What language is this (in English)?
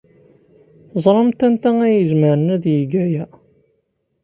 Kabyle